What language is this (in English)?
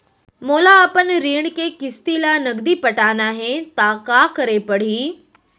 Chhattisgarhi